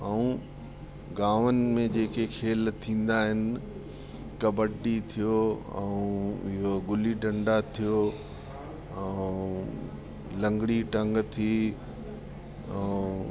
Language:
Sindhi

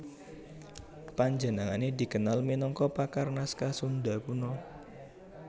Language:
Javanese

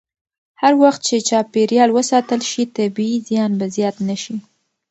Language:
Pashto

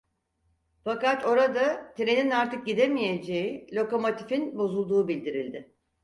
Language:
Turkish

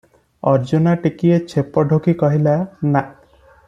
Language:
Odia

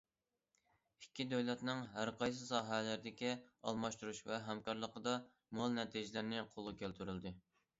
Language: Uyghur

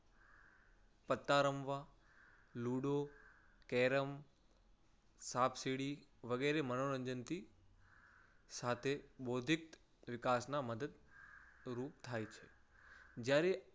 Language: Gujarati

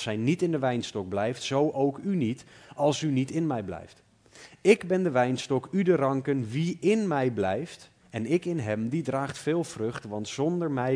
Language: Dutch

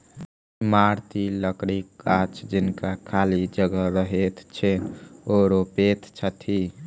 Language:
Maithili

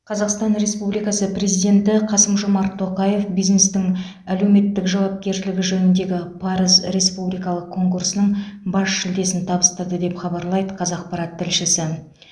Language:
Kazakh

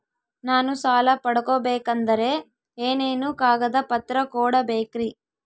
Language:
Kannada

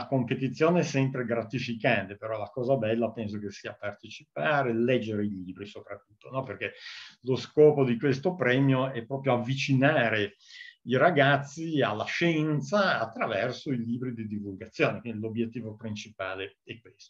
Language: Italian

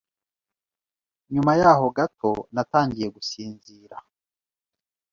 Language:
Kinyarwanda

